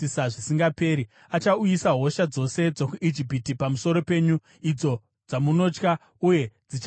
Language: Shona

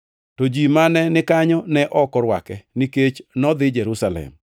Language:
Luo (Kenya and Tanzania)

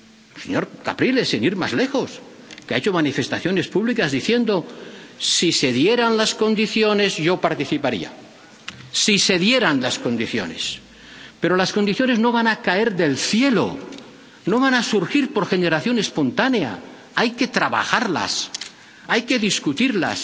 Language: Spanish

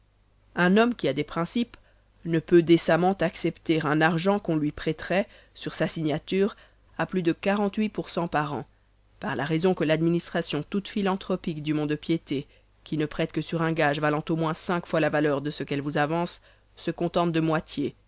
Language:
French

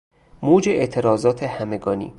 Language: Persian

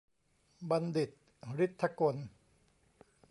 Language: Thai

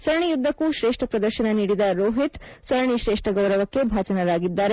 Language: Kannada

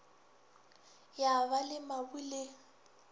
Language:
Northern Sotho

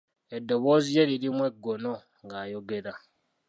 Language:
Ganda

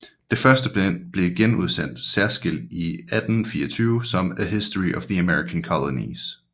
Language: Danish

